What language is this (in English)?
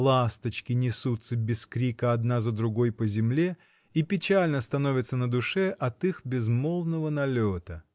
Russian